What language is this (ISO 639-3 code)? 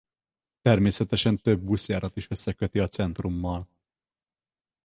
hun